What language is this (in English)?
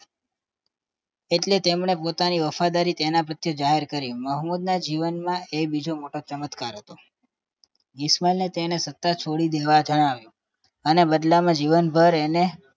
Gujarati